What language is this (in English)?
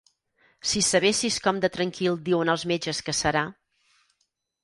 Catalan